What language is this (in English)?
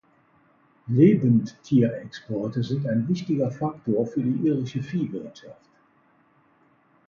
German